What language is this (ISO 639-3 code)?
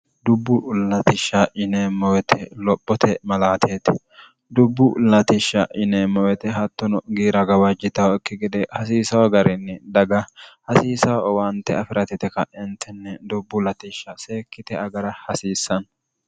sid